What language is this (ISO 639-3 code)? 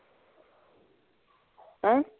pan